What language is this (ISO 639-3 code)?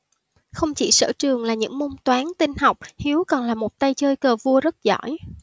vie